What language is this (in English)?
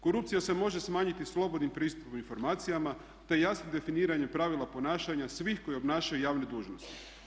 Croatian